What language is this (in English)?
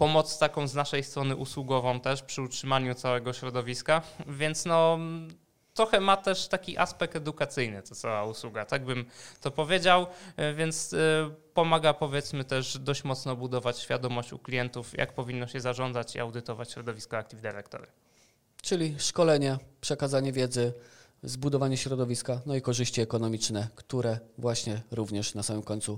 Polish